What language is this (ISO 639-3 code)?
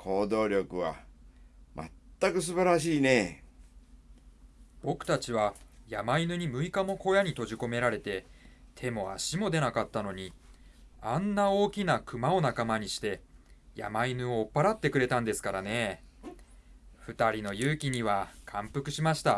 jpn